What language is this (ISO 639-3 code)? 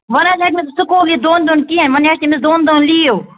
kas